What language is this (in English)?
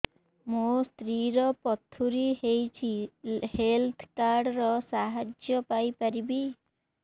Odia